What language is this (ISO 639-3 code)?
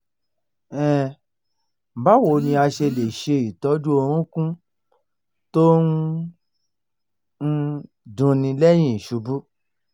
yor